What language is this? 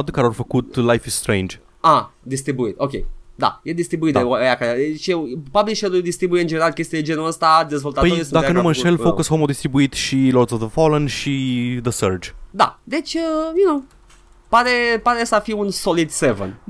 Romanian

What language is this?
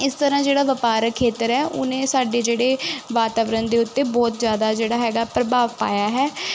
Punjabi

